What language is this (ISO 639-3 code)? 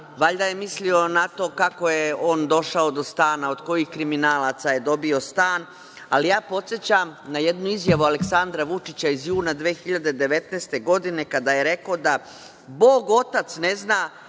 srp